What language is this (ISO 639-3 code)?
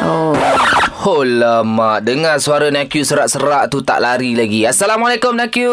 msa